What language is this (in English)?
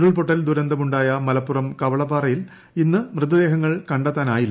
Malayalam